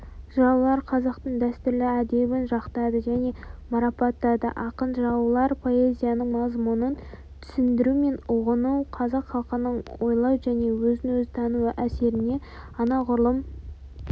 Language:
Kazakh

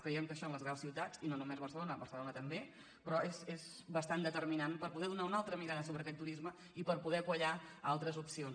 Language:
Catalan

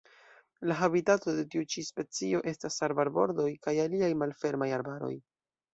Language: Esperanto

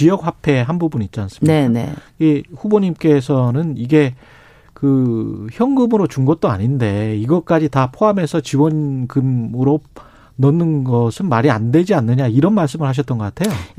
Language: Korean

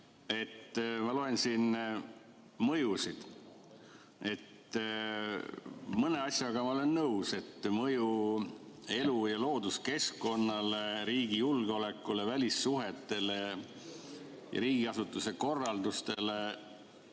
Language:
Estonian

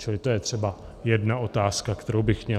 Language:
Czech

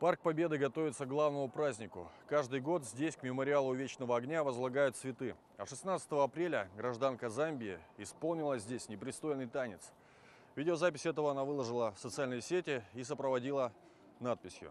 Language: Russian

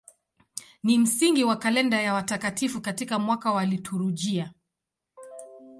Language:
Swahili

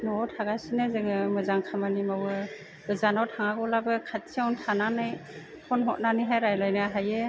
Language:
Bodo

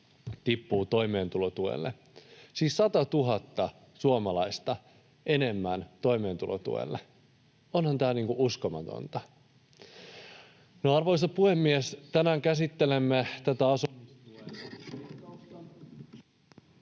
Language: Finnish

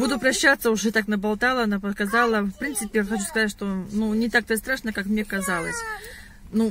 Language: Russian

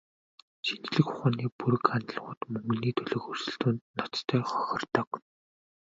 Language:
Mongolian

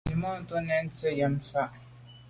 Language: Medumba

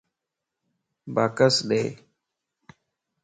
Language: Lasi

